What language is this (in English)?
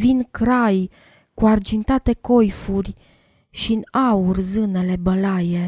Romanian